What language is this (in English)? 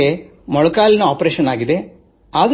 Kannada